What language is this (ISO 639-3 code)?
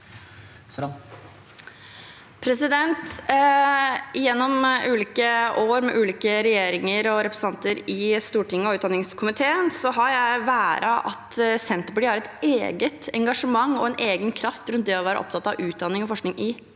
nor